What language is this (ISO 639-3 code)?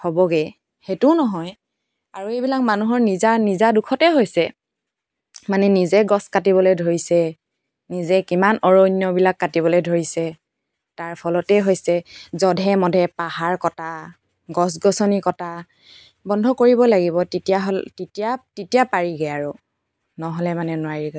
asm